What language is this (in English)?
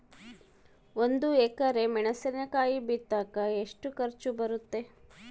Kannada